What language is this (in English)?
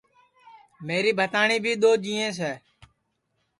Sansi